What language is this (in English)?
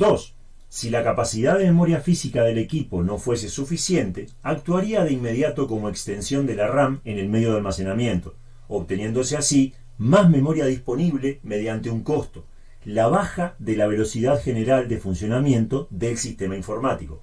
Spanish